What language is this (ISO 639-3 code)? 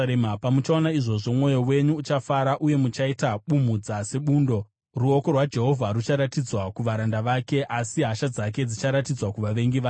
sna